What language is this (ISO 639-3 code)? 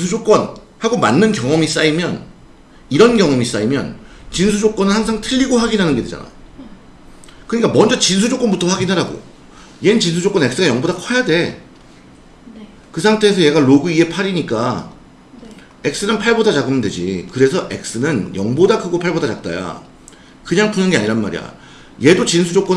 kor